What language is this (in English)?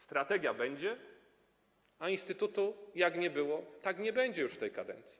Polish